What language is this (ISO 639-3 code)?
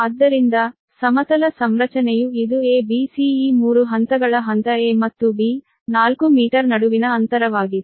kan